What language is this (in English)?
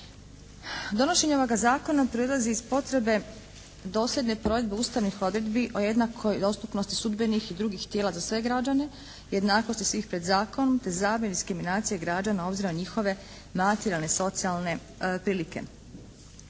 Croatian